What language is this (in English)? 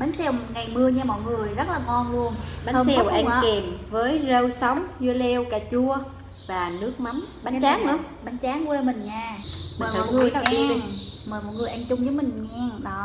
Vietnamese